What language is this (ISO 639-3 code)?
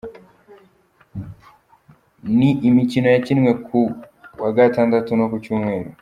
kin